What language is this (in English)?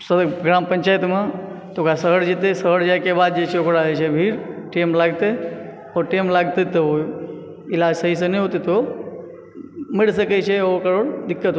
Maithili